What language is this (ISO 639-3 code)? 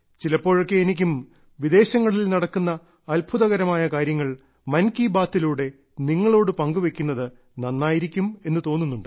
mal